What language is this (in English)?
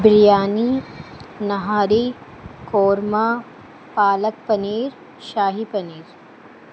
Urdu